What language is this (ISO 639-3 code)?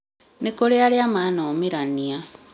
kik